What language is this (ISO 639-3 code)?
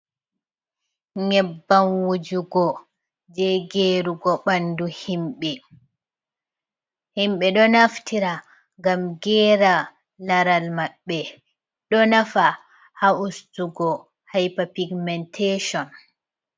ful